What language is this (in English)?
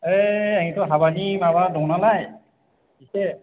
Bodo